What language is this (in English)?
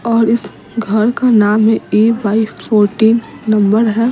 Hindi